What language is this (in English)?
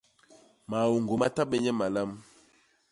Basaa